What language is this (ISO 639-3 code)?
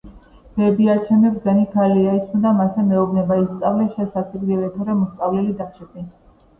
kat